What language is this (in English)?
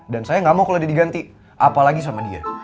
Indonesian